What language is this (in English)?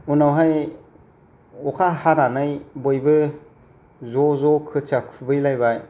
Bodo